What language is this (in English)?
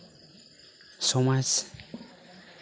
Santali